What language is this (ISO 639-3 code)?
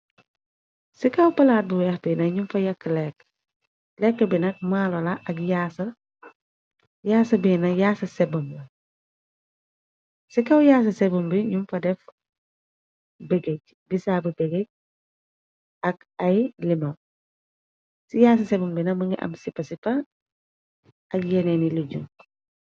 wol